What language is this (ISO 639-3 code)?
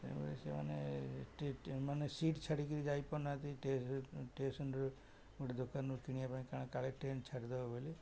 ori